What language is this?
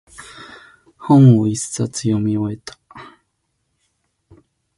Japanese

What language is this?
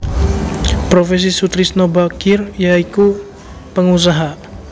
Javanese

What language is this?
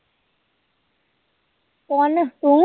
Punjabi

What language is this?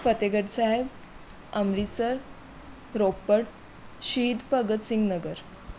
Punjabi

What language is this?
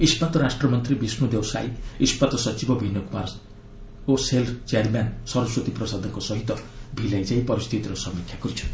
Odia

